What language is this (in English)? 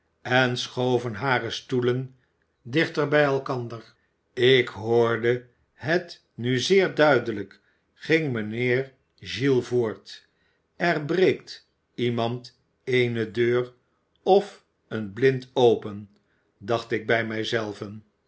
Dutch